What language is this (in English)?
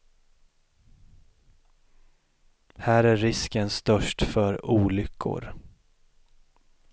Swedish